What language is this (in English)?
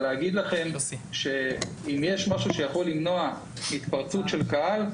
Hebrew